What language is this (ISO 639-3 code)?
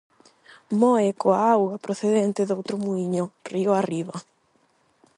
glg